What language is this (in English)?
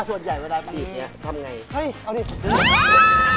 Thai